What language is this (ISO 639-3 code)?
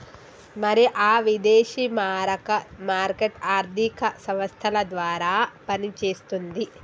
tel